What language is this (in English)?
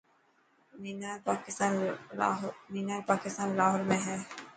Dhatki